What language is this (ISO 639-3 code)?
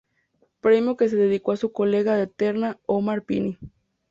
spa